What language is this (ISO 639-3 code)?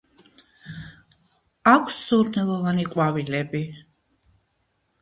kat